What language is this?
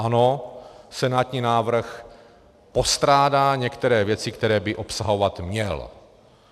Czech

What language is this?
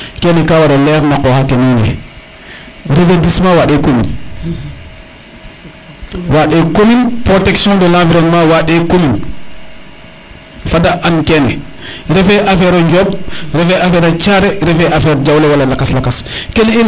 Serer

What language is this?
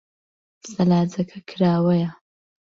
Central Kurdish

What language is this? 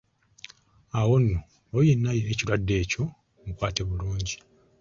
Ganda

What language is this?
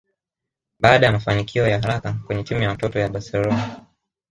Swahili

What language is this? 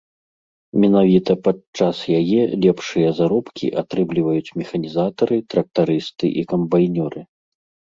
Belarusian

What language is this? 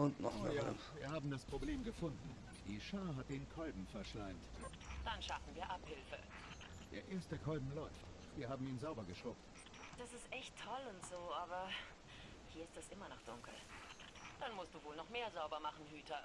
German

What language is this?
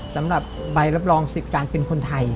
Thai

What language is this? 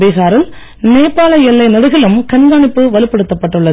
Tamil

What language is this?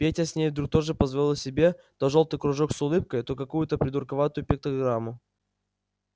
Russian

